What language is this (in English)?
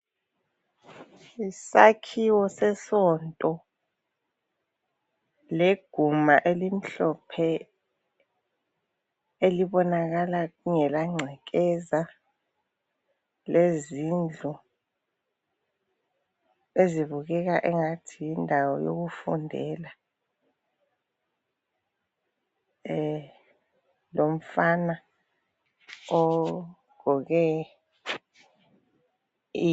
North Ndebele